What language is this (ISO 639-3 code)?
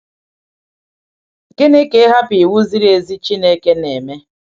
ibo